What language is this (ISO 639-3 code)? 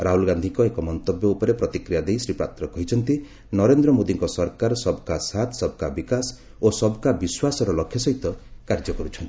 ori